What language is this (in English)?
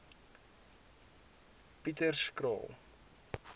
Afrikaans